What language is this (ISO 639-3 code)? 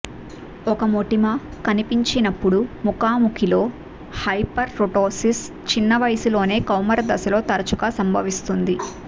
tel